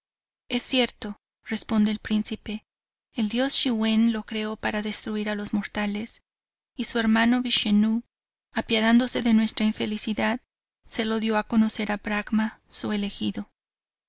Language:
Spanish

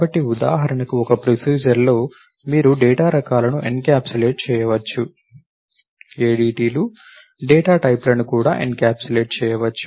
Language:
Telugu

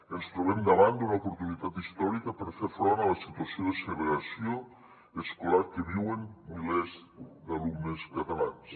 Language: Catalan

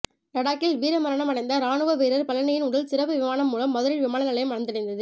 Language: Tamil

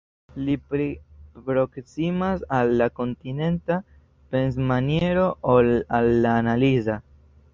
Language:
Esperanto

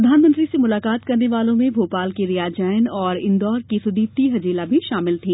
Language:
Hindi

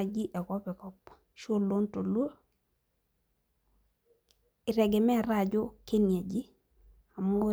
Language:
Masai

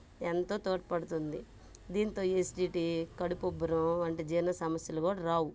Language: Telugu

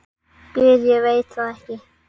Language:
Icelandic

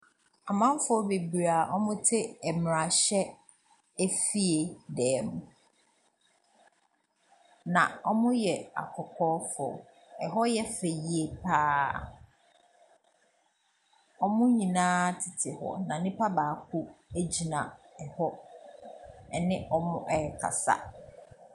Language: Akan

